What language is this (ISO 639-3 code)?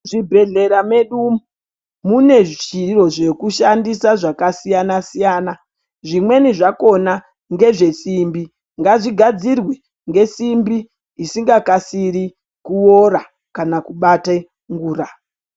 ndc